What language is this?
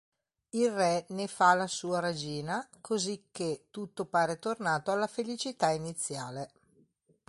Italian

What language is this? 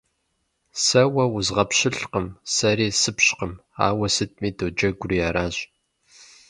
Kabardian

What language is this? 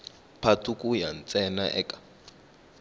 Tsonga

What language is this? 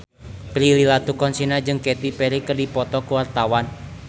Sundanese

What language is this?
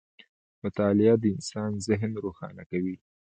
Pashto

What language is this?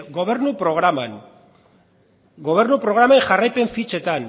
Basque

